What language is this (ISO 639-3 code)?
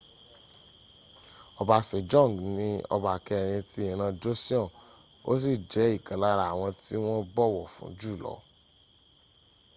yor